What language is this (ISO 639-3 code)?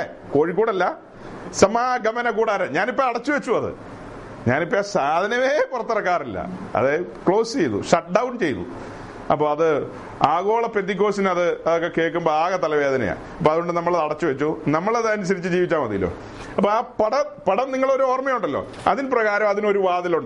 mal